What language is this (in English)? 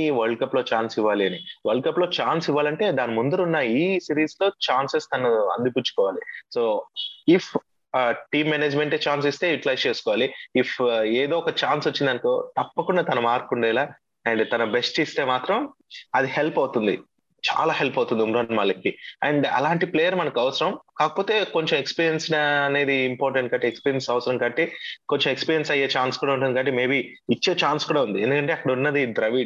Telugu